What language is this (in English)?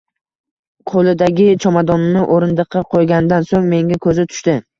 Uzbek